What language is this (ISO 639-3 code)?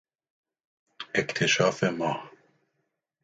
fas